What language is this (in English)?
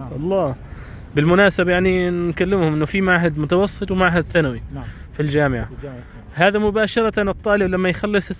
Arabic